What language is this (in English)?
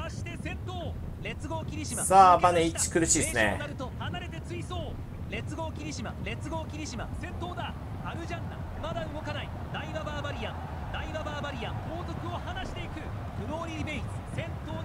Japanese